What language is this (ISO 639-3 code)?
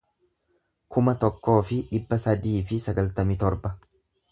orm